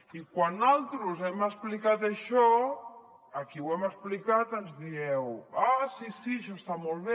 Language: Catalan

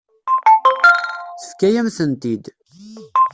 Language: Kabyle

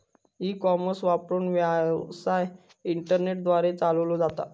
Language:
Marathi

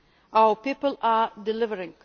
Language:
English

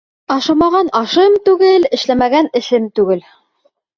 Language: Bashkir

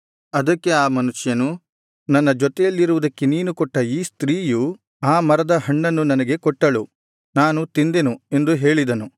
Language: Kannada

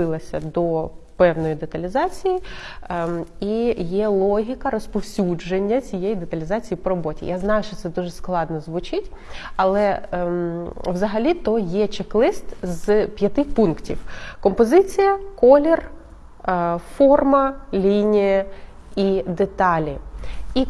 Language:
Ukrainian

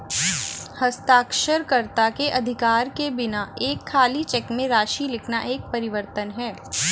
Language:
Hindi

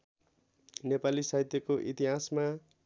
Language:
Nepali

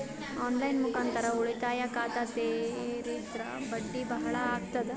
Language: Kannada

